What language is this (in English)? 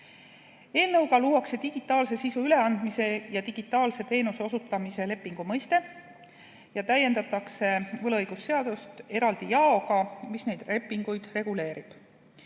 Estonian